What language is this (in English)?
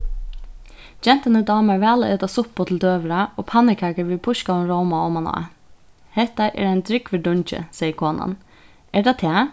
Faroese